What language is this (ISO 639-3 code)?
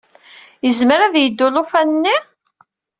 kab